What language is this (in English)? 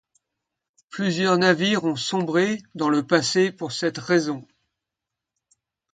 French